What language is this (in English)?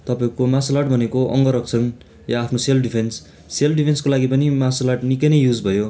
Nepali